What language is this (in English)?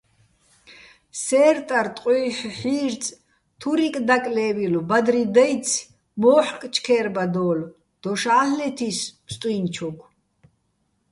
Bats